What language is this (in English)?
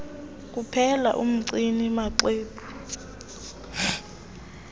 Xhosa